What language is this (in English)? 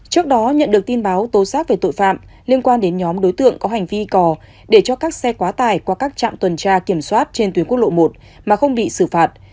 Vietnamese